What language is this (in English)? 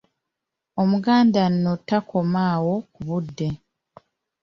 Ganda